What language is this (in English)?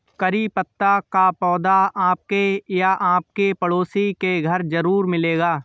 Hindi